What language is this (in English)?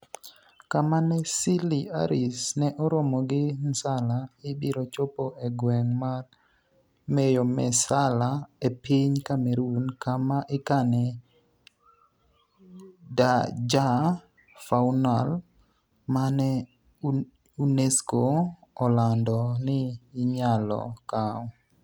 Luo (Kenya and Tanzania)